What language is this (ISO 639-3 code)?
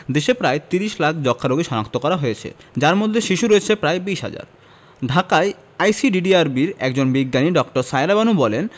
ben